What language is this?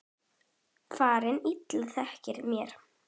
Icelandic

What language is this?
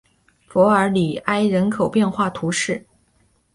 Chinese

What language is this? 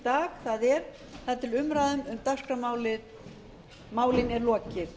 Icelandic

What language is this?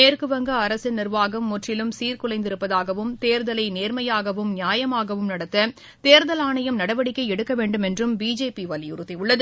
Tamil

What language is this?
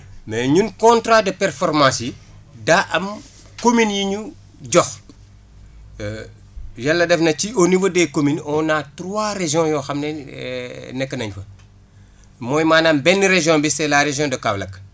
Wolof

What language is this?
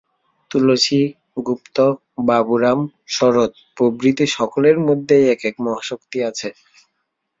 Bangla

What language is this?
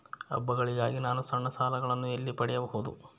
Kannada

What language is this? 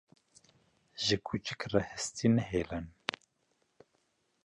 Kurdish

